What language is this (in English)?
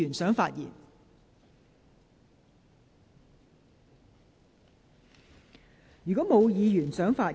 Cantonese